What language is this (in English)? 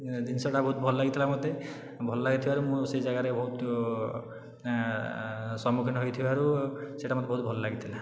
Odia